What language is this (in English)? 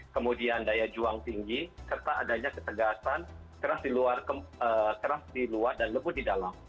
Indonesian